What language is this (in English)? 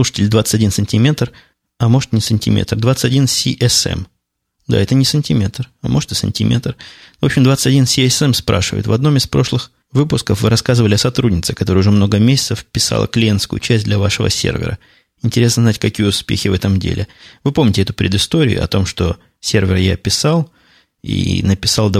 Russian